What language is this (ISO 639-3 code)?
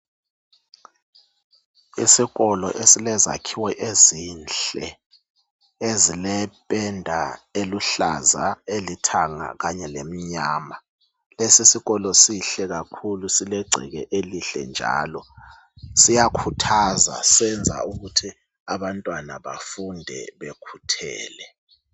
nde